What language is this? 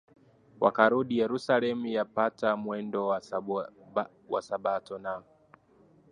Swahili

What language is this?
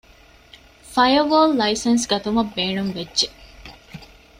Divehi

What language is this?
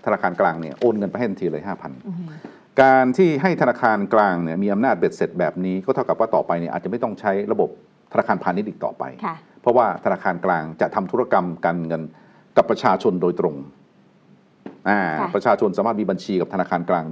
Thai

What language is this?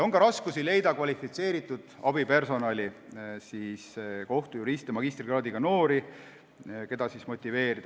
Estonian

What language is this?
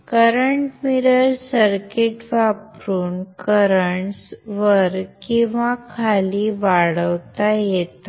Marathi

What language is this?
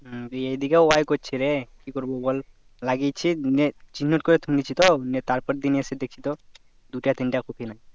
Bangla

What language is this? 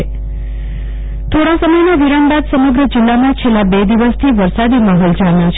Gujarati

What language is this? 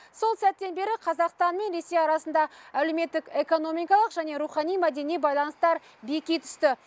Kazakh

